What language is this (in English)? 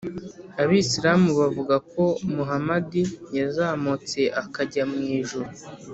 Kinyarwanda